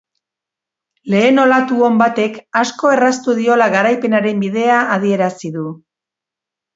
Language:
Basque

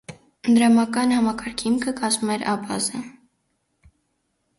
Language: Armenian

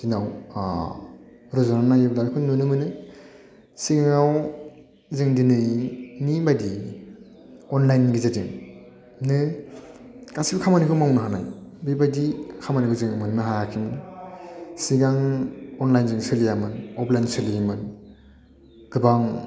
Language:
Bodo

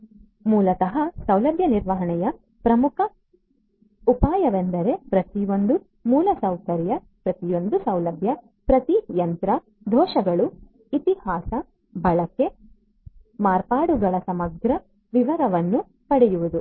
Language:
Kannada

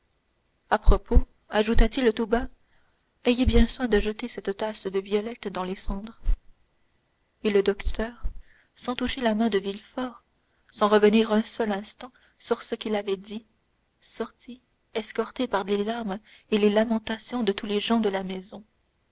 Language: French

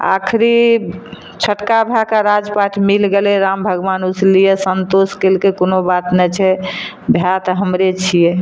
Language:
Maithili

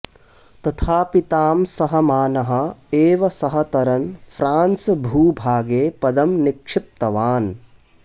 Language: Sanskrit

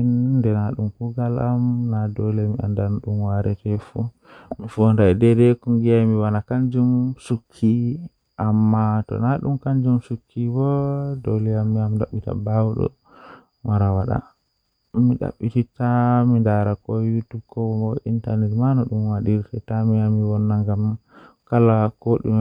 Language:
Western Niger Fulfulde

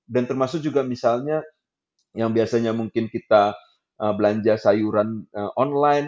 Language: Indonesian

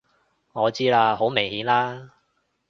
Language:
Cantonese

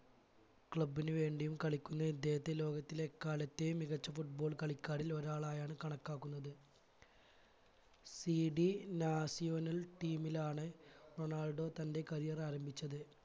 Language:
Malayalam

